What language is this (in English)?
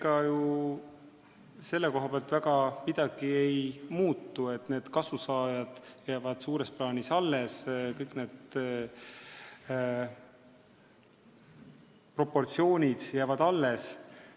Estonian